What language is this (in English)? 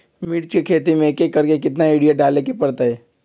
Magahi